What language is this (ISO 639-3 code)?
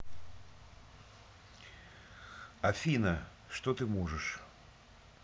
rus